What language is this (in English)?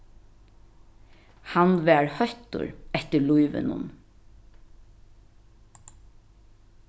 Faroese